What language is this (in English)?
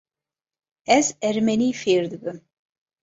Kurdish